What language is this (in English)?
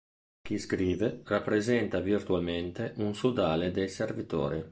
Italian